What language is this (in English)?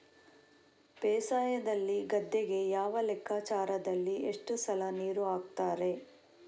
Kannada